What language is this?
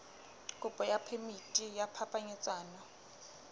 Southern Sotho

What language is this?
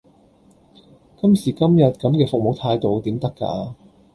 Cantonese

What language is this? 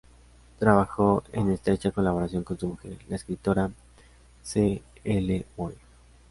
Spanish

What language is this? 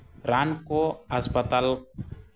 Santali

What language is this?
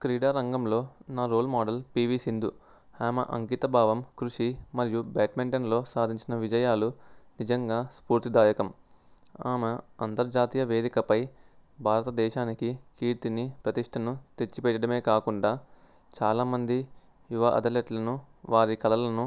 Telugu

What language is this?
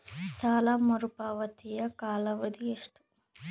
Kannada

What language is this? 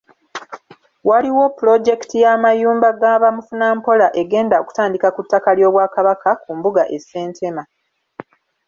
Ganda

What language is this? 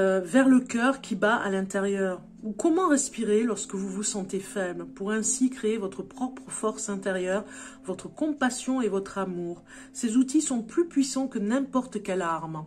French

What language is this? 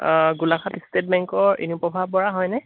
Assamese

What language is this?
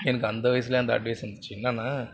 Tamil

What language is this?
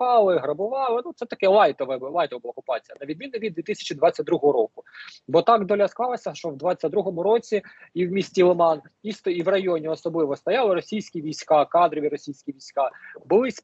Ukrainian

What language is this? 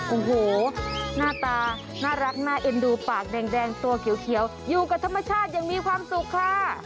Thai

